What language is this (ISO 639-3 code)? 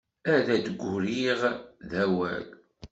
kab